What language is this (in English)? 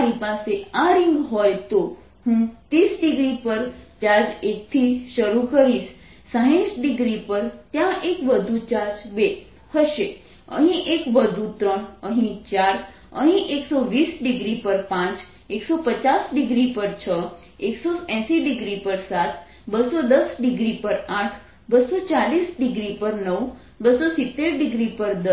Gujarati